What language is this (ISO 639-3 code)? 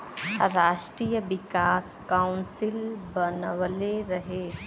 bho